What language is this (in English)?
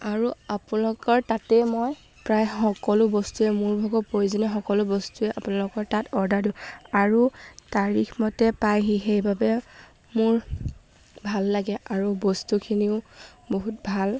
Assamese